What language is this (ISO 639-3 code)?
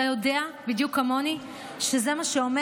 heb